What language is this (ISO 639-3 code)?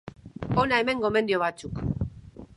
eus